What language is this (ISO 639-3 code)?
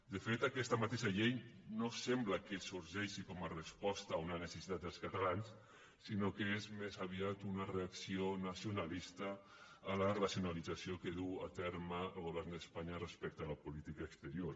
cat